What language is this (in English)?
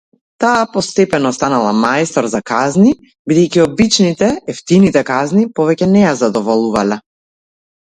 Macedonian